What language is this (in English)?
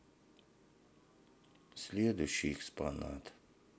Russian